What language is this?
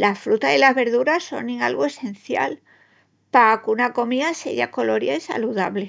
Extremaduran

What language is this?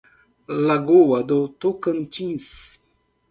Portuguese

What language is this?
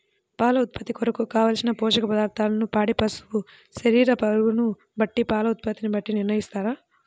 Telugu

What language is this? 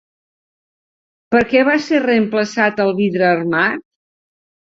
Catalan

